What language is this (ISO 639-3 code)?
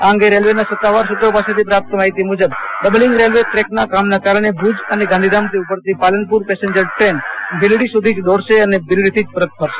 guj